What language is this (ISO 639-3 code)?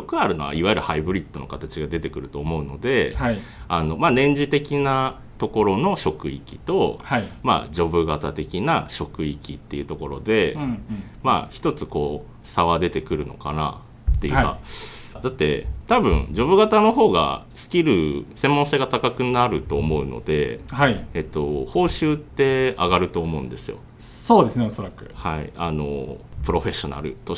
jpn